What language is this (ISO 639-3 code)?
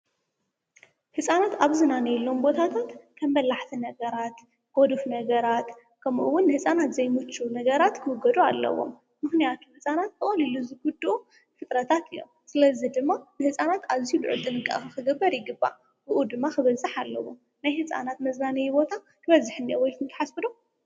tir